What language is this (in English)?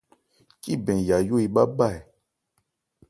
Ebrié